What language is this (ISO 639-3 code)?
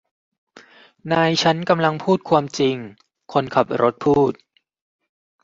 tha